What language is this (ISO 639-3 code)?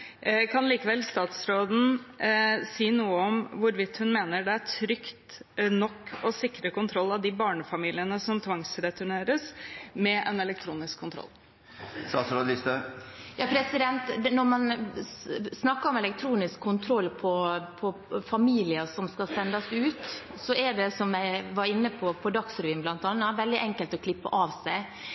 nob